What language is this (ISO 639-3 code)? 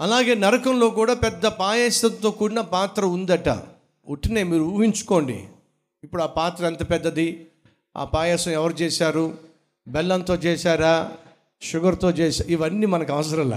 tel